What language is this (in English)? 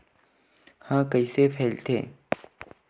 Chhattisgarhi